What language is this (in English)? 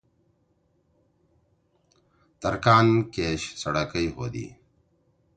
Torwali